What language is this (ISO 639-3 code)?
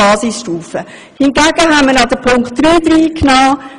gsw